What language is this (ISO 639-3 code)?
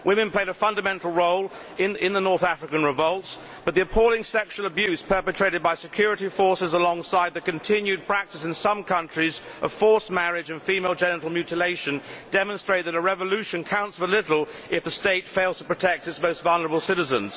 eng